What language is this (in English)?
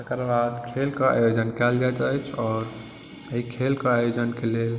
Maithili